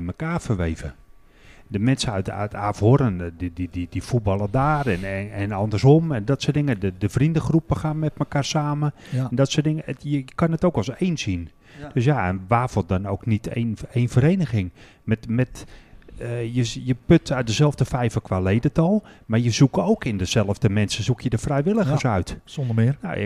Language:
Dutch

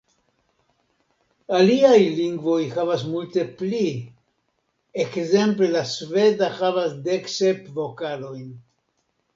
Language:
Esperanto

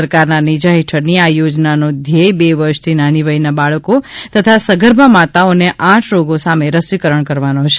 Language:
Gujarati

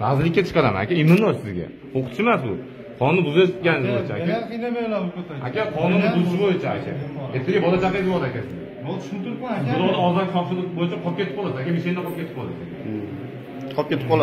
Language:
Turkish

